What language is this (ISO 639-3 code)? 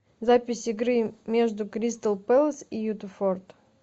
rus